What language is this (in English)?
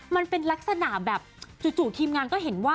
Thai